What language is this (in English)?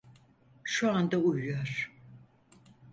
Turkish